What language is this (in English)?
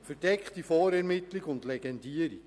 Swiss German